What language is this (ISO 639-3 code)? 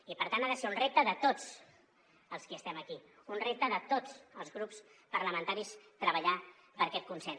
cat